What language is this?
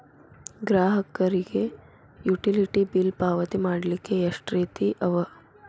Kannada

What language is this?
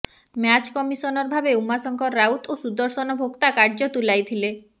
Odia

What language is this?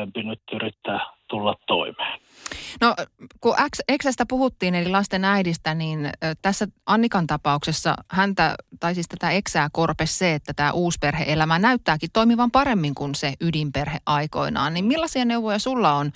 Finnish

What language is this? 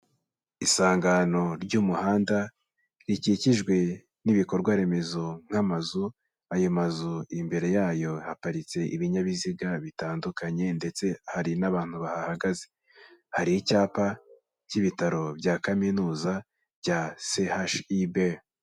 Kinyarwanda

